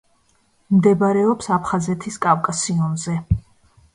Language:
Georgian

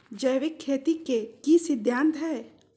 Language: Magahi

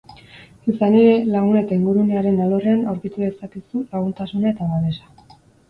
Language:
Basque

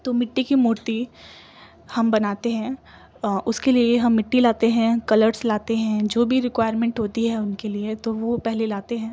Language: Urdu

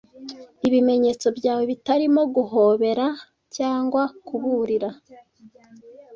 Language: Kinyarwanda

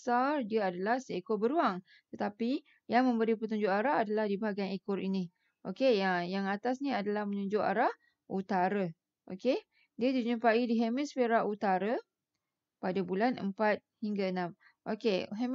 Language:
Malay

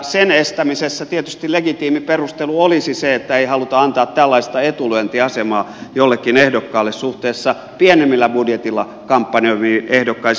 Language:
Finnish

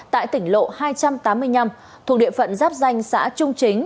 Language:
Vietnamese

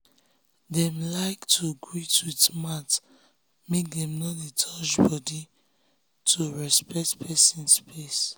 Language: Nigerian Pidgin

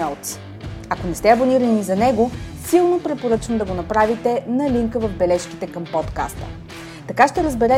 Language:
Bulgarian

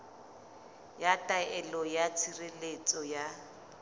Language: Southern Sotho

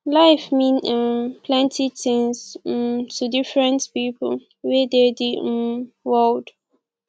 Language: Nigerian Pidgin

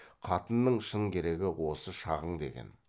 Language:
Kazakh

